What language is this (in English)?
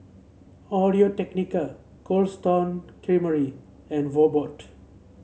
English